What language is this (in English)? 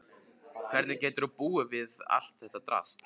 Icelandic